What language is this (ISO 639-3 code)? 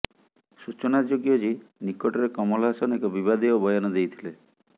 ori